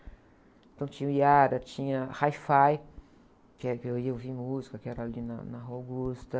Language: Portuguese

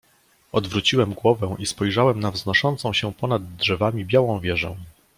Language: Polish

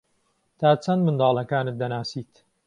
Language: Central Kurdish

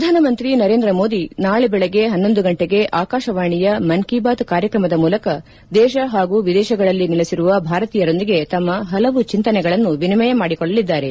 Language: Kannada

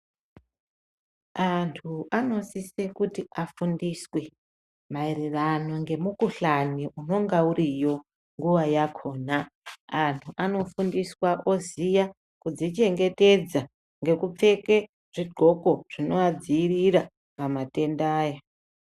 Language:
Ndau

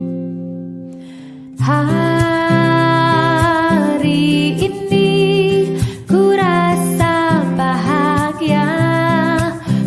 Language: Indonesian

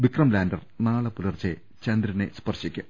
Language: Malayalam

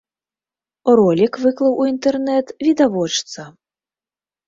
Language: Belarusian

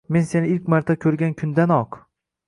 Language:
Uzbek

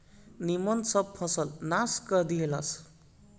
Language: Bhojpuri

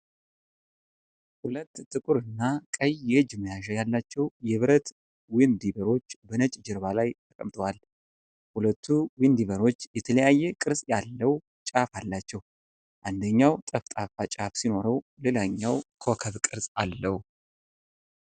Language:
Amharic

